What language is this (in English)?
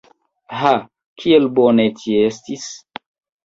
Esperanto